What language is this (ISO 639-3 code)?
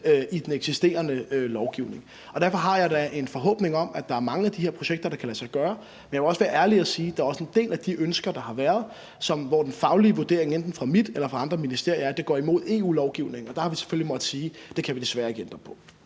dan